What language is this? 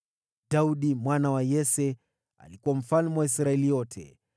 Swahili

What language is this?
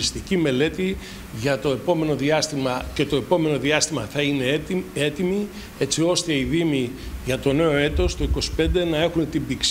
Greek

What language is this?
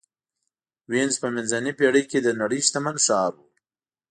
Pashto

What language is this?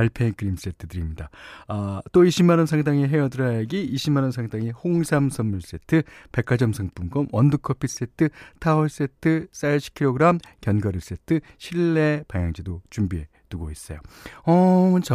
Korean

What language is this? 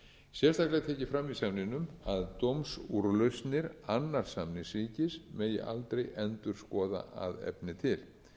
Icelandic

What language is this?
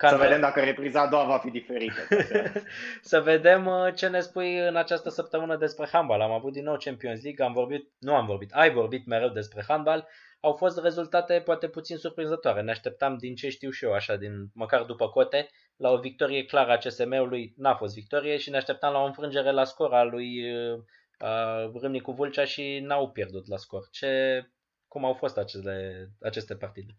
Romanian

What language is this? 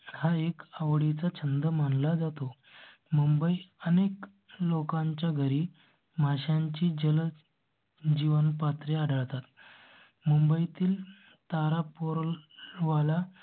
Marathi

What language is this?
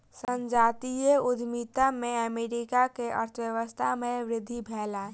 Maithili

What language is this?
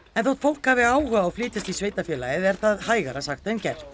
Icelandic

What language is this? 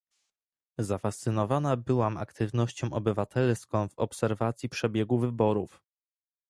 Polish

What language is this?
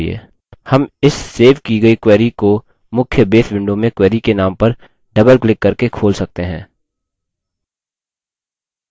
Hindi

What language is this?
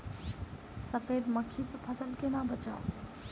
Maithili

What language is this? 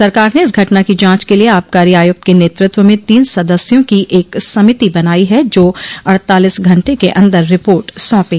Hindi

